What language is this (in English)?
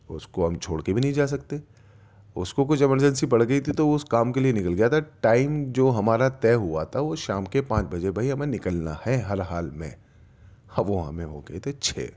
Urdu